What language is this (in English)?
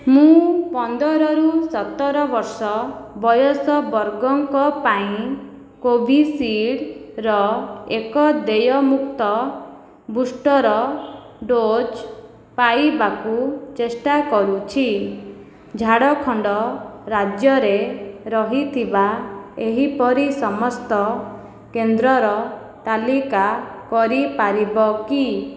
Odia